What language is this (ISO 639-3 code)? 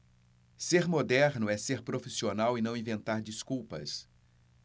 por